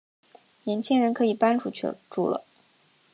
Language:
Chinese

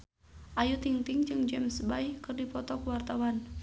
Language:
Sundanese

